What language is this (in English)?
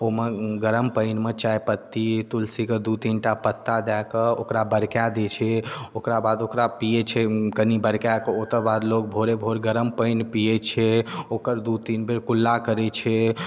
Maithili